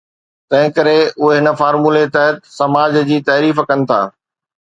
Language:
Sindhi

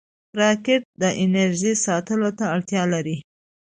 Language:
Pashto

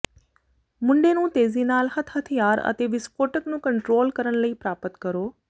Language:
Punjabi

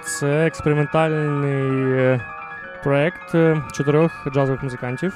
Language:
Ukrainian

